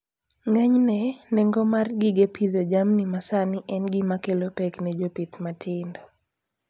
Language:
Luo (Kenya and Tanzania)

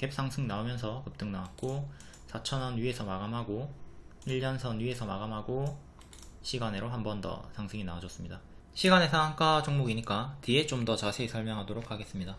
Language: Korean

